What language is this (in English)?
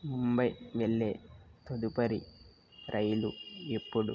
Telugu